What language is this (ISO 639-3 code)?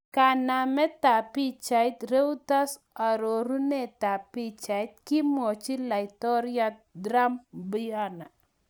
kln